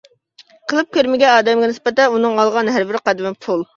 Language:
Uyghur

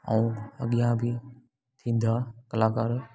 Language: Sindhi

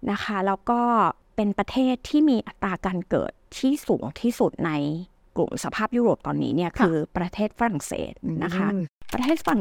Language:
Thai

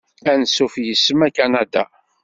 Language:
Kabyle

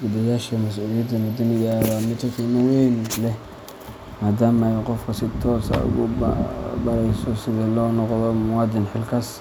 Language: Somali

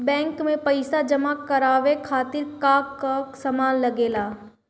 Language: Bhojpuri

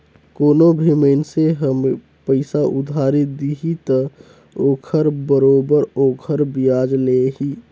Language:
Chhattisgarhi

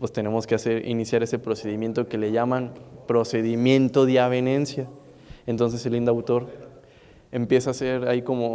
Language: Spanish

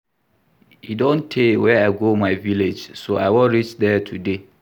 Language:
Nigerian Pidgin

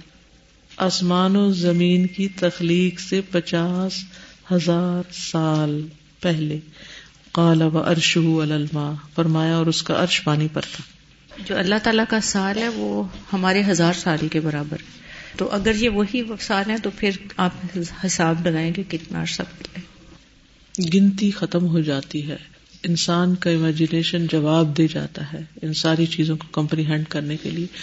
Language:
Urdu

